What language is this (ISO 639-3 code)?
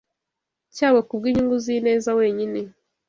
kin